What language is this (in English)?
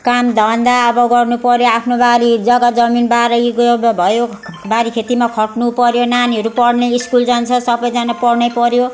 Nepali